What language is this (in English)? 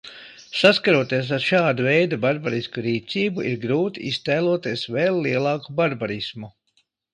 Latvian